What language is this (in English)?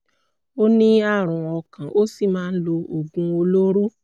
Yoruba